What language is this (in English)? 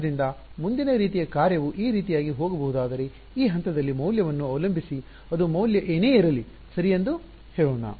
Kannada